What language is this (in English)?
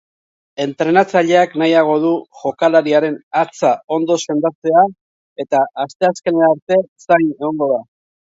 Basque